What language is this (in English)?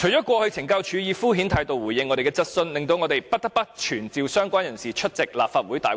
Cantonese